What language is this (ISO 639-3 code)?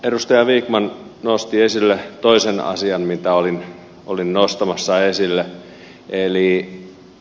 fin